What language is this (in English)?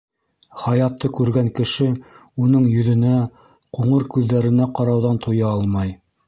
Bashkir